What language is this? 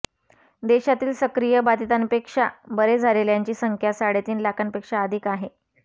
Marathi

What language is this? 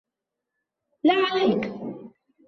Arabic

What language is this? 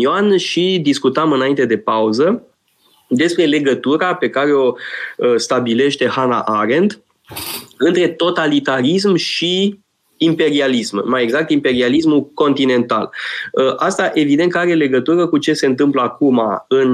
Romanian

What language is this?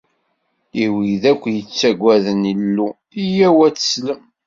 Kabyle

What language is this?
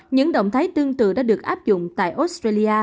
Vietnamese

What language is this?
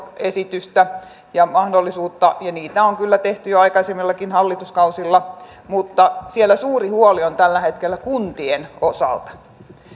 Finnish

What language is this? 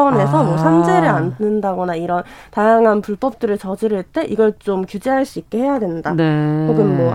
Korean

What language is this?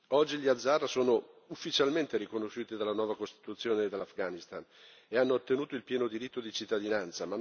Italian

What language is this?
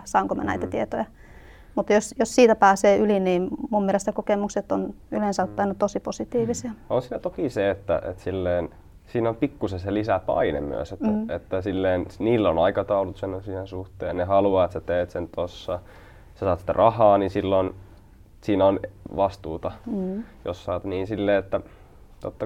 Finnish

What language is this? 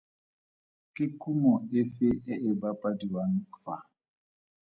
Tswana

